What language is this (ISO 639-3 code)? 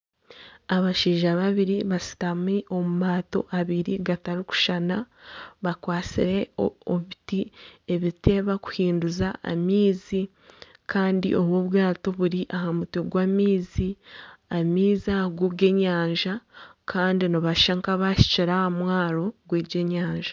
nyn